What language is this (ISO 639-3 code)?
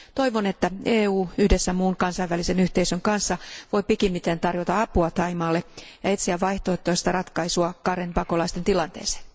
fin